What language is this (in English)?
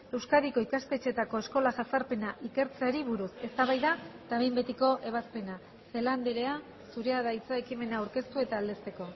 Basque